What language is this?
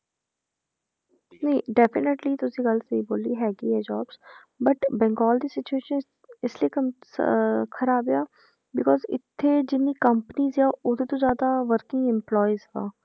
Punjabi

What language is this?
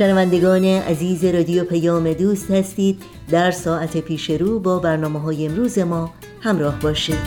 Persian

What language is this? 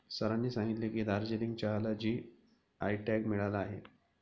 Marathi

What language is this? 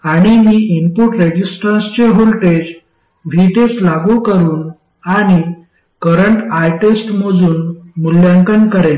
Marathi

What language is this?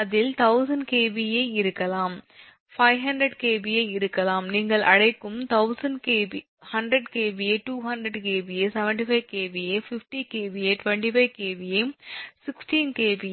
Tamil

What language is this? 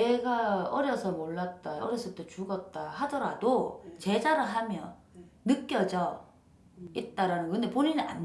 Korean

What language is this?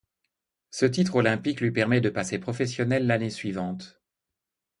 French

